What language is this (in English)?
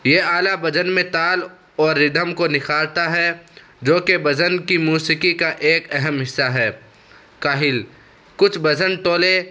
Urdu